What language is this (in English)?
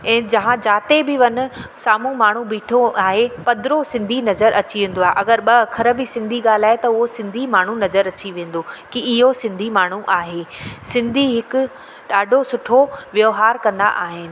Sindhi